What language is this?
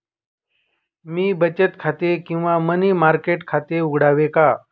Marathi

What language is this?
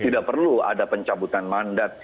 Indonesian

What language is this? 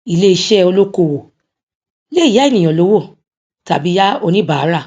Yoruba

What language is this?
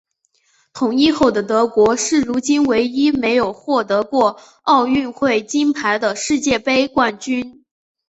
Chinese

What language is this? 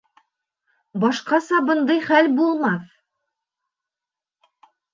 Bashkir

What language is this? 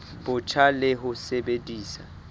Southern Sotho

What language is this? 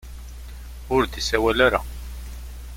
Kabyle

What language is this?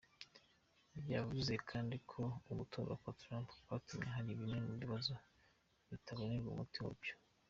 Kinyarwanda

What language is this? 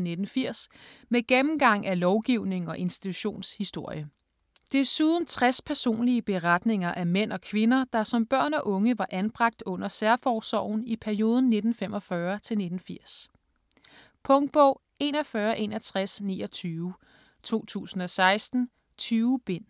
Danish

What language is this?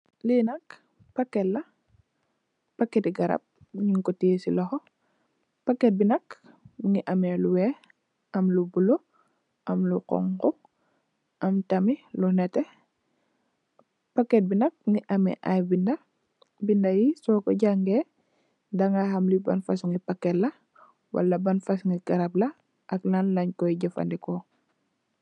Wolof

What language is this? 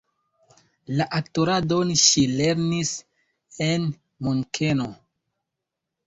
Esperanto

